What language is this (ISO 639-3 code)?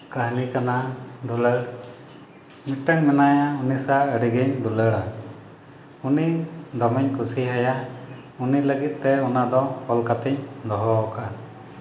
sat